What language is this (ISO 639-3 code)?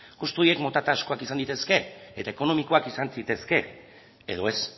eus